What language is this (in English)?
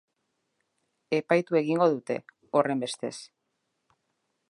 Basque